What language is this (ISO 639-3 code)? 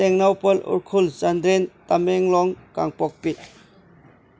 mni